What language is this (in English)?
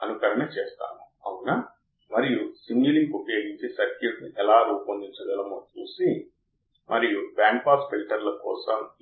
Telugu